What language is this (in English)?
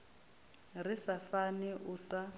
Venda